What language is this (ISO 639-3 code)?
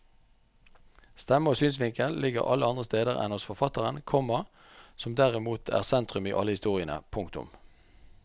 nor